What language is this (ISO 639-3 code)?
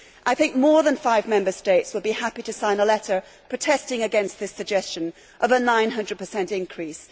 eng